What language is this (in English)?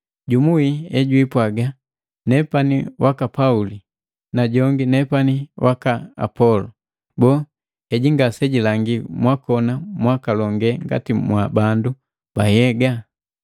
Matengo